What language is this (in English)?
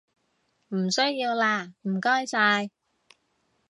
Cantonese